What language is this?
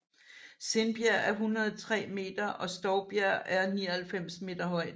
Danish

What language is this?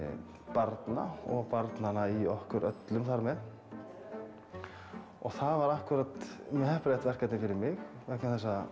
Icelandic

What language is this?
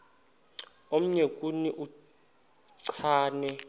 Xhosa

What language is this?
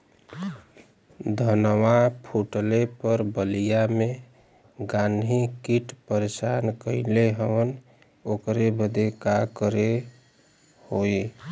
Bhojpuri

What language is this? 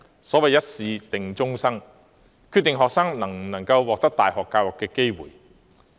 Cantonese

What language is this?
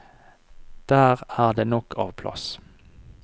Norwegian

